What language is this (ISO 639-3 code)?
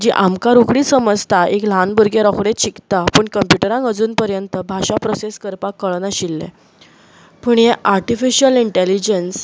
kok